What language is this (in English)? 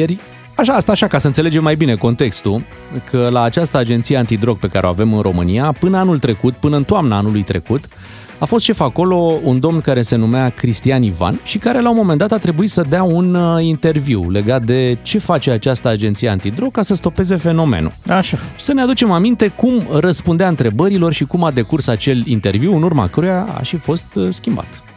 Romanian